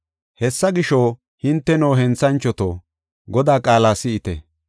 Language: Gofa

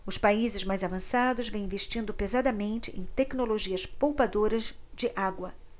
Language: Portuguese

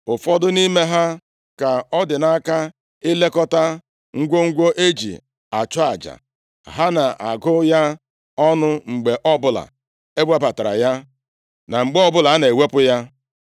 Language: Igbo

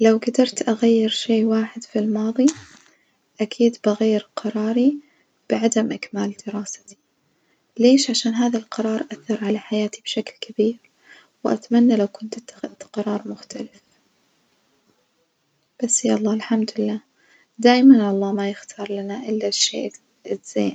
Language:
Najdi Arabic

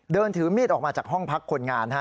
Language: Thai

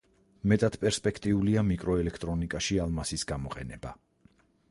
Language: Georgian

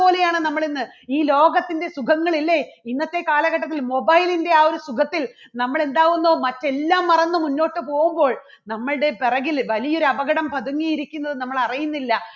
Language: Malayalam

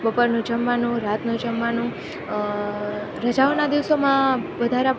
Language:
Gujarati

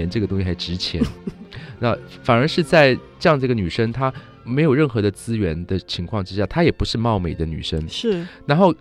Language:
Chinese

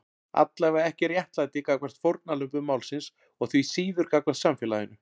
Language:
Icelandic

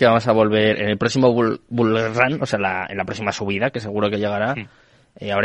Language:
Spanish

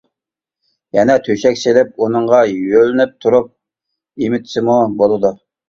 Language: Uyghur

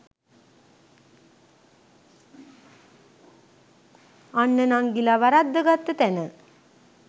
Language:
Sinhala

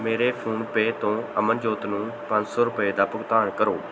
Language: Punjabi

